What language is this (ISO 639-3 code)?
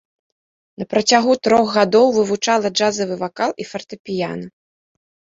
bel